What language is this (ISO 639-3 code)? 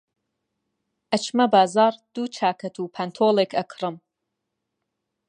ckb